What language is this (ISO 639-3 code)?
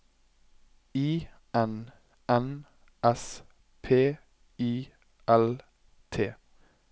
nor